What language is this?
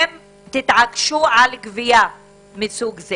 Hebrew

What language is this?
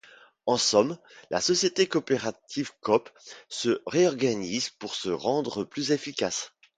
French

